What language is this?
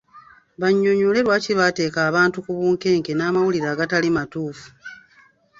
Ganda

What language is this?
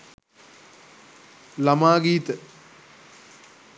Sinhala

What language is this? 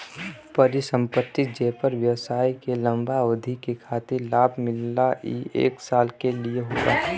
Bhojpuri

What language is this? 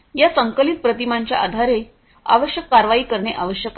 Marathi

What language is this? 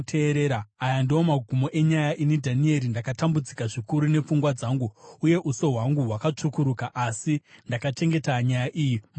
Shona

